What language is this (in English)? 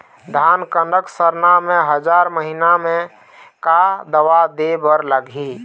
Chhattisgarhi